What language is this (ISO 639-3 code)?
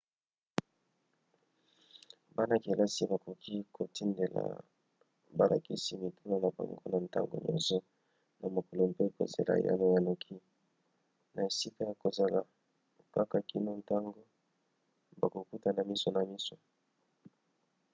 lin